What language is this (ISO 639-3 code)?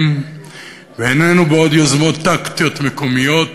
heb